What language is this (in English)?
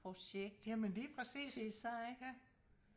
Danish